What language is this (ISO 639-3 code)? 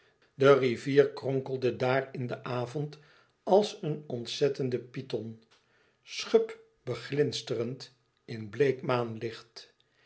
nld